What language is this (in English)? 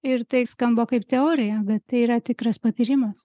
Lithuanian